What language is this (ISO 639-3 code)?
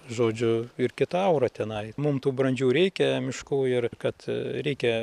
lit